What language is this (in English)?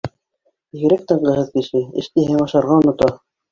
Bashkir